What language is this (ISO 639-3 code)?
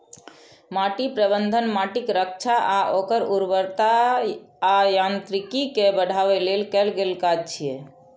mai